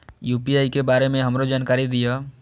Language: Maithili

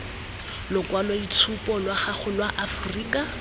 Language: Tswana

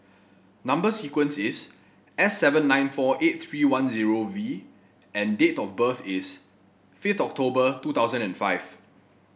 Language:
English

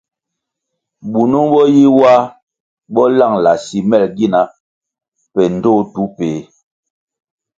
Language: Kwasio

